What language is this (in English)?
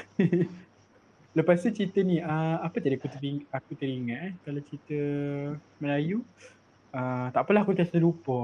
Malay